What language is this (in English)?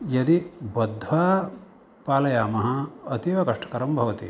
Sanskrit